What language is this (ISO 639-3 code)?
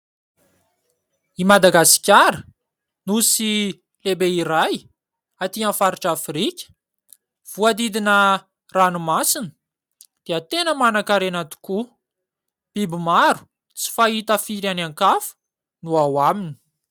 mlg